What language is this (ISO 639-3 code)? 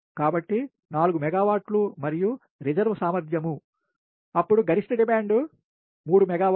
tel